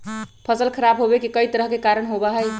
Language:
Magahi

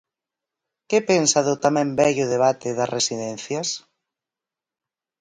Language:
Galician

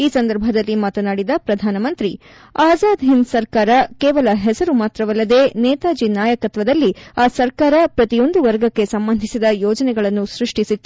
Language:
Kannada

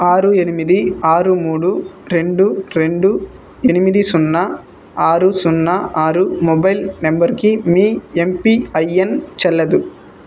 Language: Telugu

